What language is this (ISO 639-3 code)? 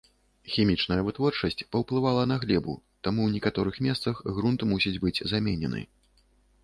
bel